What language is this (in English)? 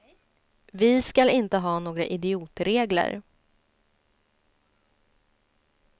Swedish